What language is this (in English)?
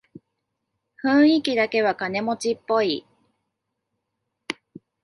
Japanese